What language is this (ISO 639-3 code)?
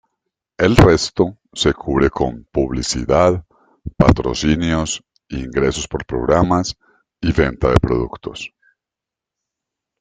spa